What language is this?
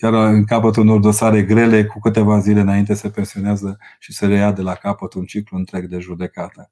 Romanian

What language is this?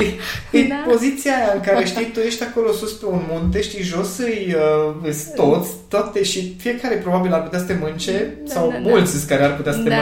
Romanian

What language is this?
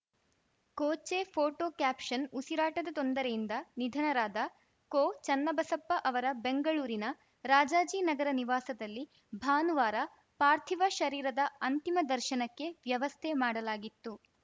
Kannada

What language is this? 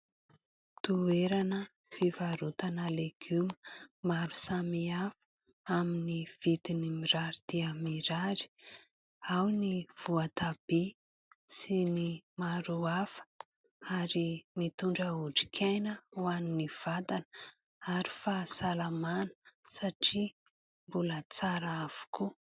Malagasy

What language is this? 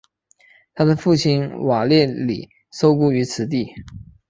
Chinese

